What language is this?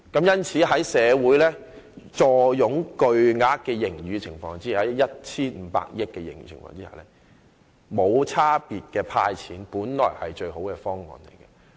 Cantonese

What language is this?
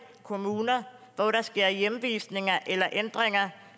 Danish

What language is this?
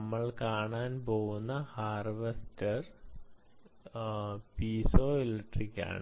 Malayalam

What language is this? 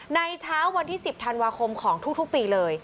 Thai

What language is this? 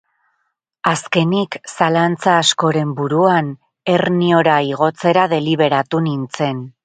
Basque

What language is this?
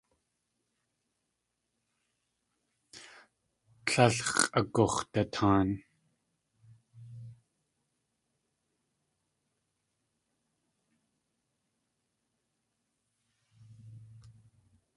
Tlingit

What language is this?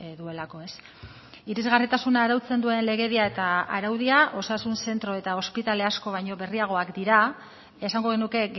Basque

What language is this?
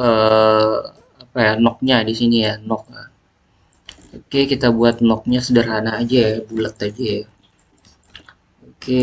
Indonesian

